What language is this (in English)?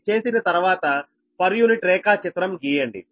Telugu